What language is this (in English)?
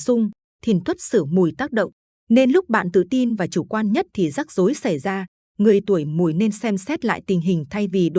Vietnamese